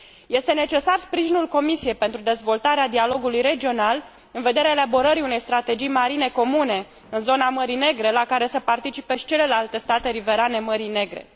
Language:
Romanian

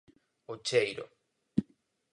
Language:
Galician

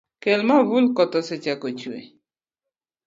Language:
Luo (Kenya and Tanzania)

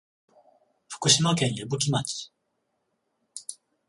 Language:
Japanese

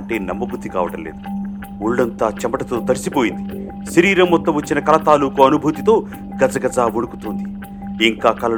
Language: Telugu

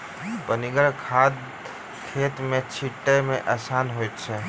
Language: Maithili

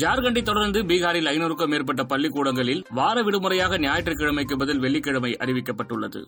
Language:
Tamil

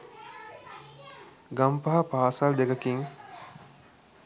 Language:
Sinhala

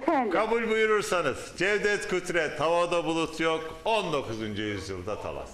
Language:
Turkish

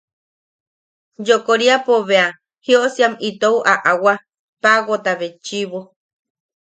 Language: Yaqui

